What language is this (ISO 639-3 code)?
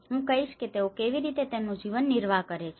guj